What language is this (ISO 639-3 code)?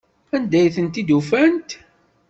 kab